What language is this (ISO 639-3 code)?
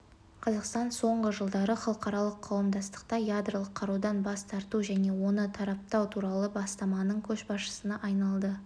kaz